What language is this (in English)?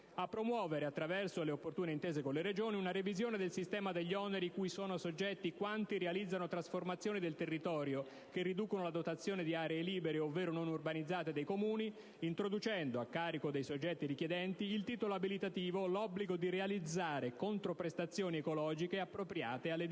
Italian